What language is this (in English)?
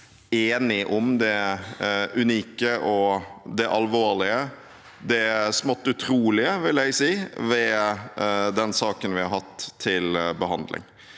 Norwegian